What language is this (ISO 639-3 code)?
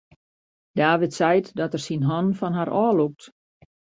fry